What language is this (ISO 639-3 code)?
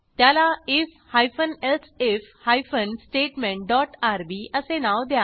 mar